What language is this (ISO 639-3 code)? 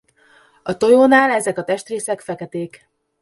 hun